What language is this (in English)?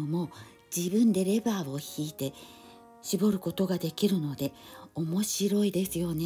Japanese